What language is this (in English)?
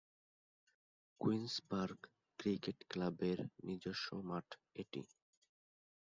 Bangla